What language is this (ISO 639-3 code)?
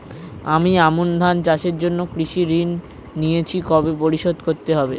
ben